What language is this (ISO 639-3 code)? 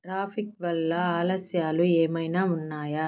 tel